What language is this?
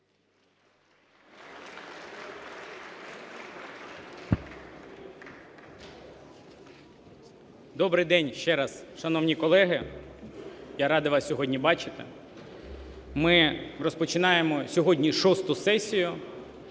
Ukrainian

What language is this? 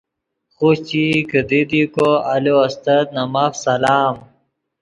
Yidgha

